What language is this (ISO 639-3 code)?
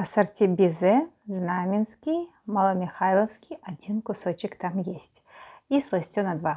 rus